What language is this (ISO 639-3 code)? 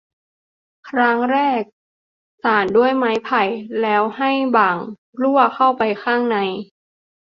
tha